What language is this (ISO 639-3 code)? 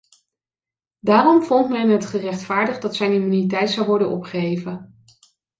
nld